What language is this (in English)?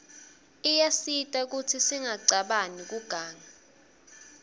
Swati